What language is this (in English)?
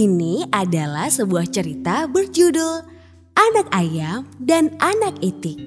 Indonesian